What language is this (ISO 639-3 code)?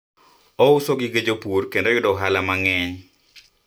luo